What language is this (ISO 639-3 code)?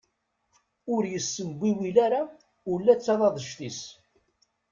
kab